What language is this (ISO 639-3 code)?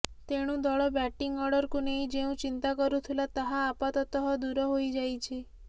ori